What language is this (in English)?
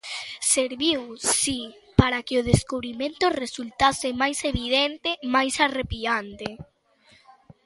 Galician